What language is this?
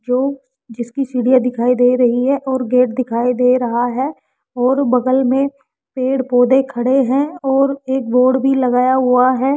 Hindi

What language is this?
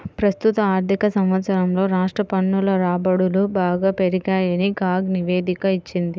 Telugu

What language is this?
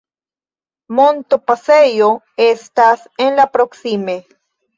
Esperanto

